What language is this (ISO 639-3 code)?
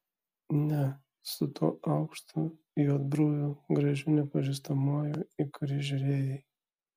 lit